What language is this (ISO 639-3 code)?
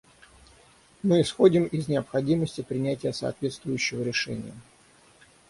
rus